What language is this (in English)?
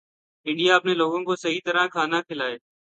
Urdu